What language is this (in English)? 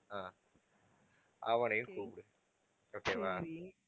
Tamil